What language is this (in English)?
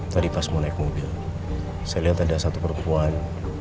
Indonesian